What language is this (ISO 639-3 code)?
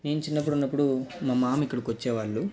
tel